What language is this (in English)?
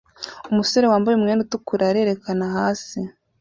Kinyarwanda